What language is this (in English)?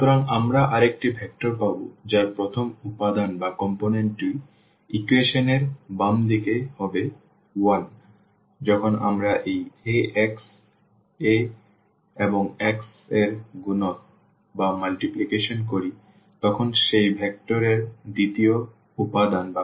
Bangla